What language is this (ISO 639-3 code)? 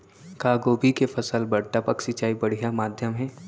hne